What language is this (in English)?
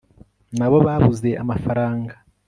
Kinyarwanda